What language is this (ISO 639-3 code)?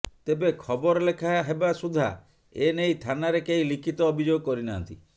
ori